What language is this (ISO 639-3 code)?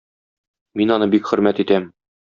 tat